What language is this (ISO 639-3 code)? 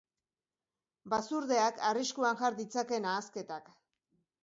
eus